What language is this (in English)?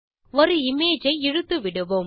Tamil